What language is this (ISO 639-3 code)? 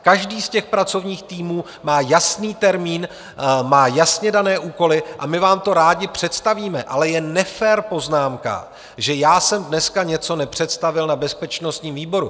ces